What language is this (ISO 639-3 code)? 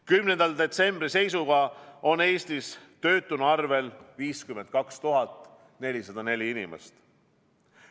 est